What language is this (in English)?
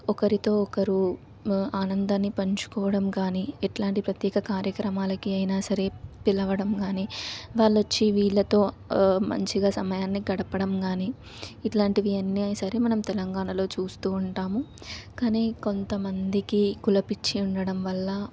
Telugu